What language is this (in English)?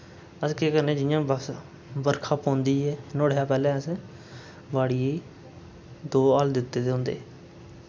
Dogri